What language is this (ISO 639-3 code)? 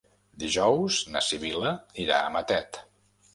cat